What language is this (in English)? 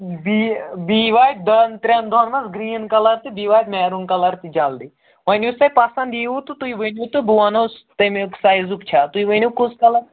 Kashmiri